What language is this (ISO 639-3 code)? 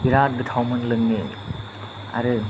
brx